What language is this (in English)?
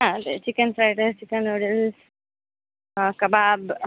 Kannada